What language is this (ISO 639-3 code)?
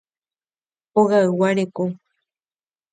grn